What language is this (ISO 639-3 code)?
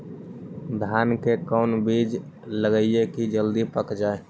mag